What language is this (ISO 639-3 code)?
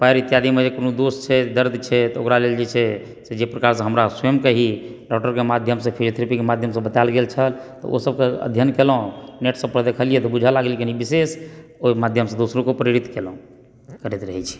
mai